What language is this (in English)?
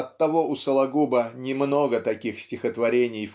Russian